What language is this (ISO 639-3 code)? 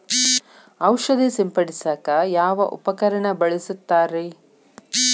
kan